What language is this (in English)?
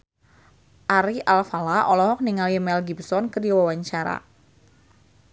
Sundanese